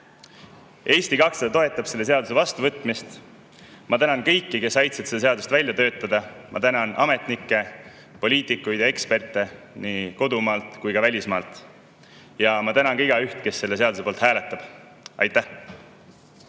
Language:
Estonian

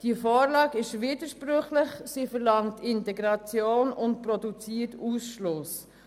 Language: Swiss German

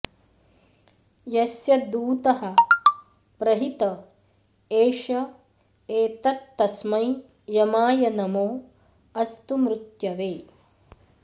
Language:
Sanskrit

